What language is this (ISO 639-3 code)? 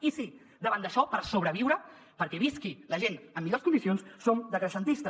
cat